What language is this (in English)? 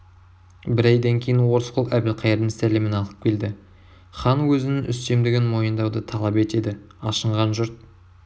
Kazakh